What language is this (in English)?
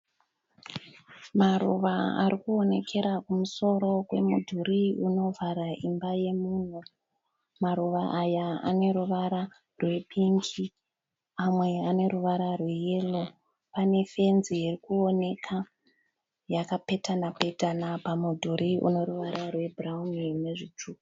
Shona